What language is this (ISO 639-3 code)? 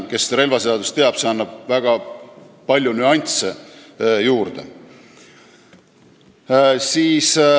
est